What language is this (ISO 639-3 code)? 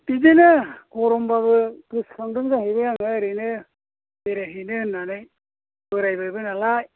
brx